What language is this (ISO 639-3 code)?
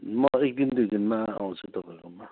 nep